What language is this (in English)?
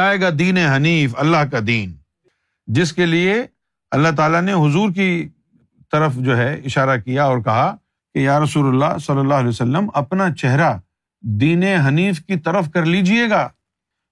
Urdu